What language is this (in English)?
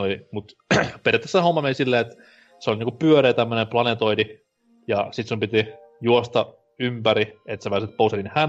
Finnish